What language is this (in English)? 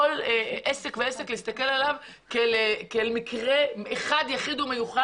Hebrew